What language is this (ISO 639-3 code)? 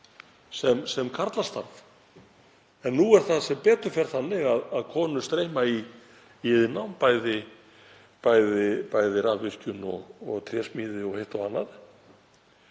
isl